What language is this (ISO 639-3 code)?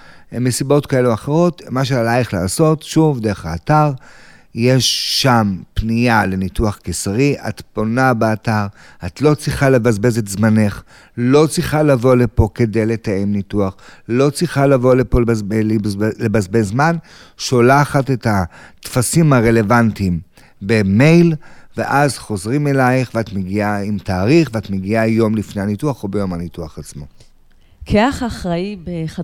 heb